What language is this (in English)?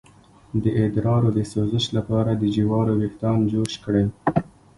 Pashto